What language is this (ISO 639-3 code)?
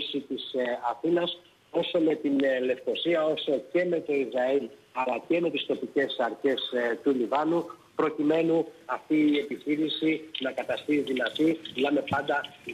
ell